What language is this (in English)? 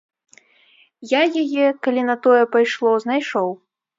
Belarusian